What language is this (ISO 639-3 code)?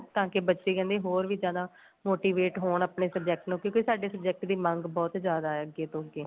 pan